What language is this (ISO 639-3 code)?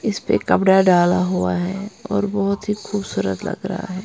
hin